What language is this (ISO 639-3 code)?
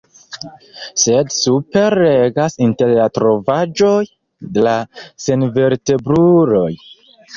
epo